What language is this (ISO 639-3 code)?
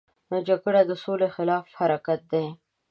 pus